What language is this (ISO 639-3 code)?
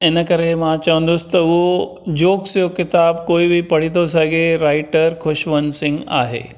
snd